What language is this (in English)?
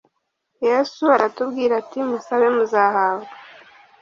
Kinyarwanda